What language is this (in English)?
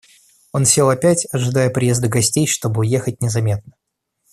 Russian